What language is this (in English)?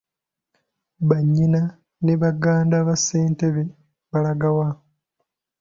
Ganda